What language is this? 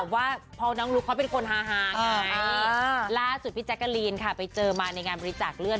Thai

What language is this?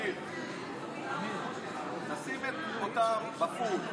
Hebrew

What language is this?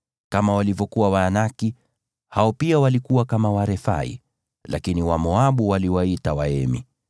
Swahili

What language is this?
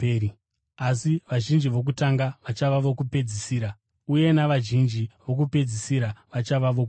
Shona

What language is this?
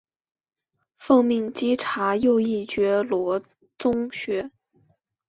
Chinese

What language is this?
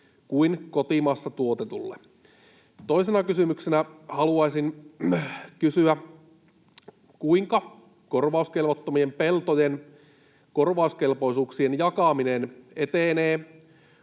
Finnish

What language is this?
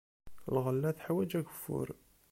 Kabyle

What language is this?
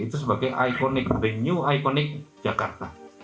Indonesian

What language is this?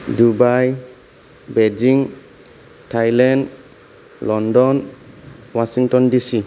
Bodo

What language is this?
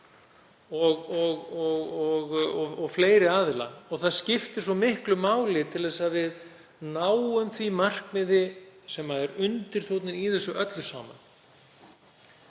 Icelandic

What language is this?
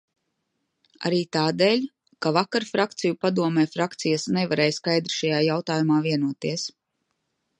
Latvian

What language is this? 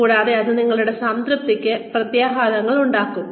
Malayalam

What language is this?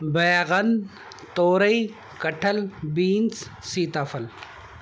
Urdu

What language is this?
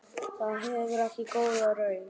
Icelandic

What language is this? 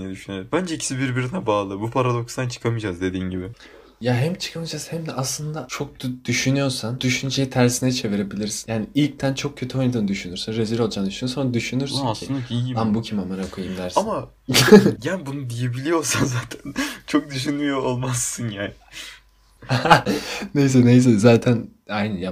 Turkish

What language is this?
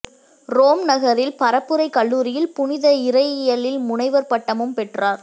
Tamil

